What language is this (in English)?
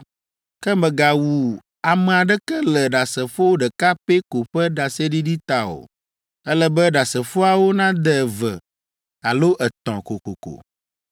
Ewe